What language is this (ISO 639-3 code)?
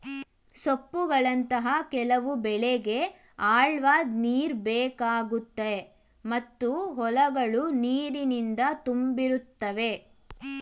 kan